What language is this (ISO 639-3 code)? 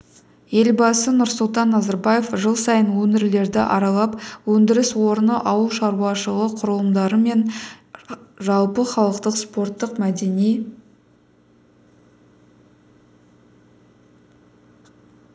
kaz